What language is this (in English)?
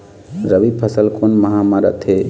Chhattisgarhi